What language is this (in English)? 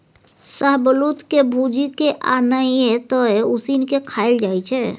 Maithili